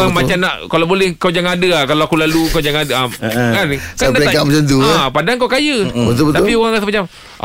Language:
Malay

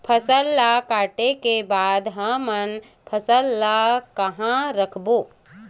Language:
Chhattisgarhi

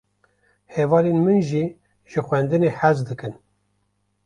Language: Kurdish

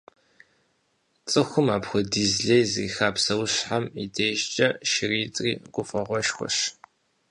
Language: Kabardian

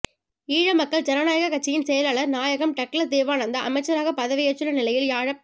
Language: Tamil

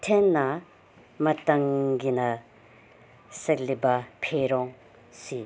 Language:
Manipuri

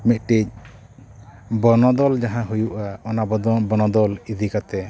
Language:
Santali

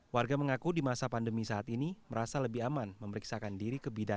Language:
Indonesian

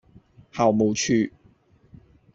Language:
Cantonese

